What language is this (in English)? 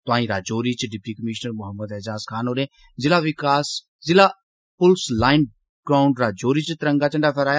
Dogri